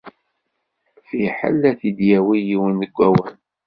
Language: Kabyle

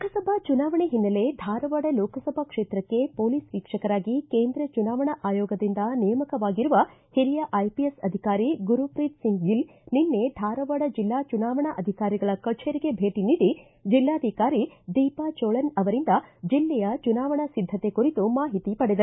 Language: Kannada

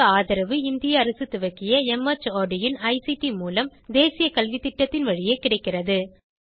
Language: Tamil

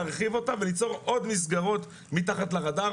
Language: Hebrew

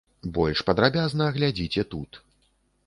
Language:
Belarusian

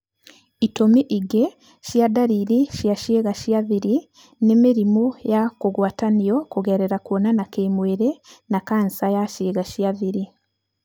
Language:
Kikuyu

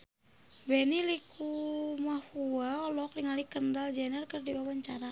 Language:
Sundanese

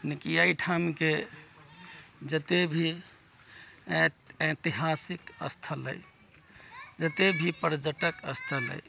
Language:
Maithili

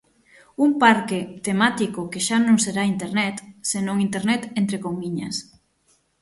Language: Galician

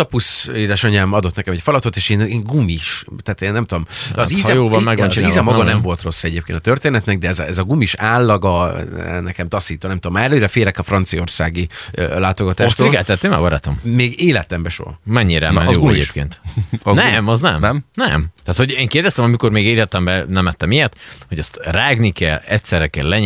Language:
Hungarian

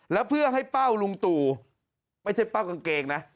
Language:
Thai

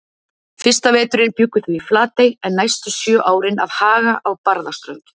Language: Icelandic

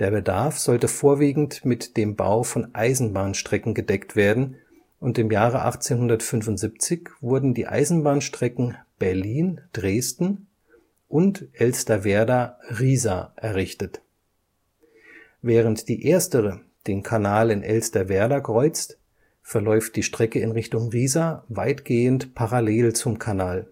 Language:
German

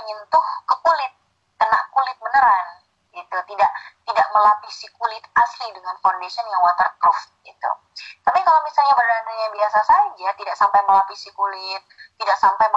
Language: Indonesian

